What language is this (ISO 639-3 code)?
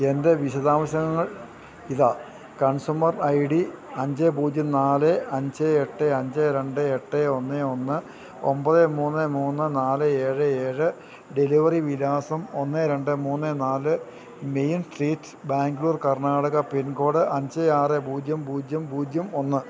mal